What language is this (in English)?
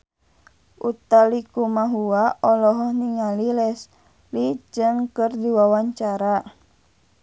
Sundanese